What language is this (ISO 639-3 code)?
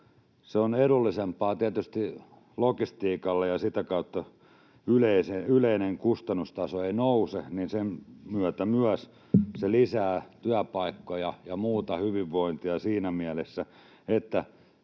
fin